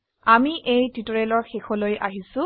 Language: Assamese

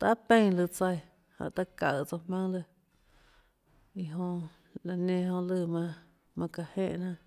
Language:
Tlacoatzintepec Chinantec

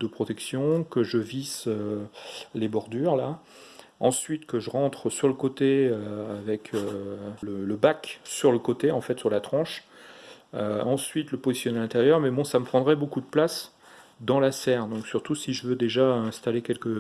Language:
French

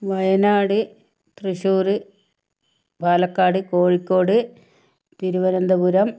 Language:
Malayalam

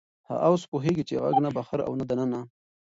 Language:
Pashto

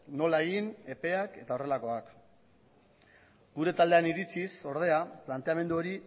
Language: Basque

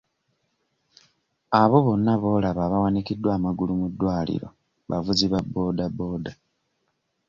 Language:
Ganda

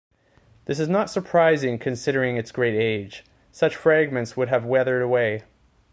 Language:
English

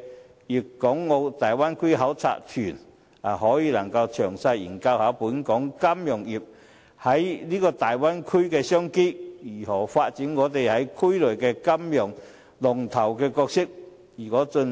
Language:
Cantonese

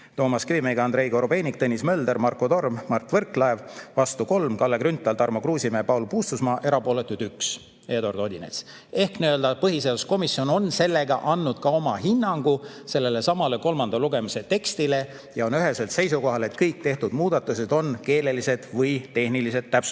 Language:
Estonian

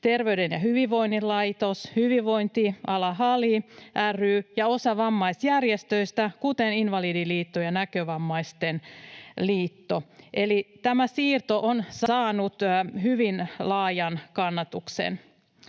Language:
Finnish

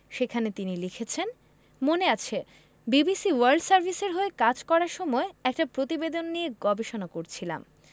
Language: Bangla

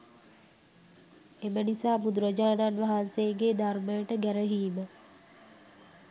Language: Sinhala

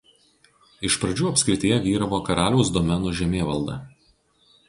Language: Lithuanian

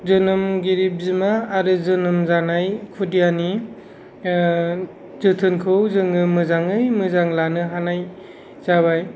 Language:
Bodo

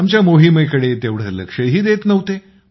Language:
Marathi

